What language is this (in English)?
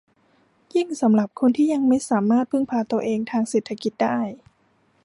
Thai